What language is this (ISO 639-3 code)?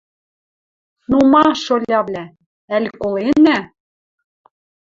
mrj